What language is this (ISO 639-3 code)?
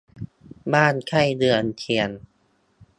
tha